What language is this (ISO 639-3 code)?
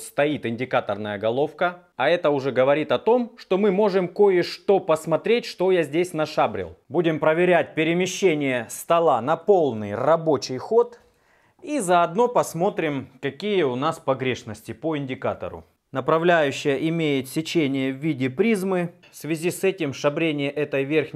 rus